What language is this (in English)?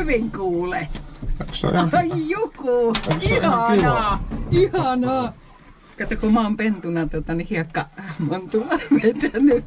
Finnish